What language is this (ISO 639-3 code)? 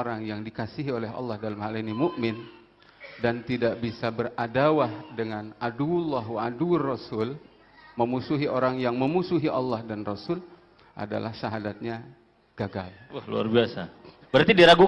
ind